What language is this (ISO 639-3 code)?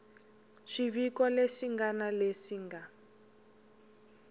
tso